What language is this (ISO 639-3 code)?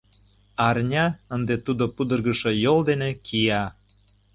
chm